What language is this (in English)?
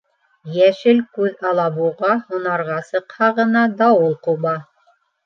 Bashkir